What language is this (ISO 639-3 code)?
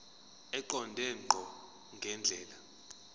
zul